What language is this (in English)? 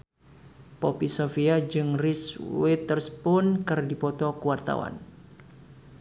Sundanese